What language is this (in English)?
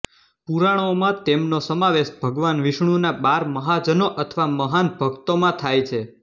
Gujarati